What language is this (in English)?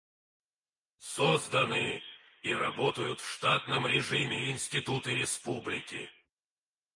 Russian